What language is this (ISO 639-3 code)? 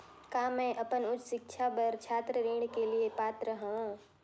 hne